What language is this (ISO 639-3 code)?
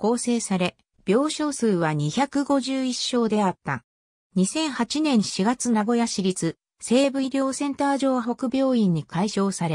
jpn